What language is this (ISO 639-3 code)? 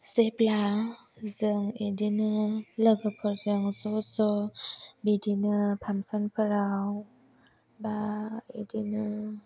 brx